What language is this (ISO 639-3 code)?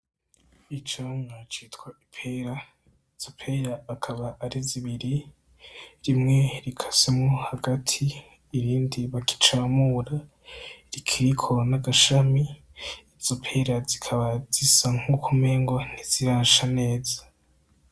run